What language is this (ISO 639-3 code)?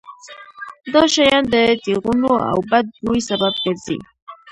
pus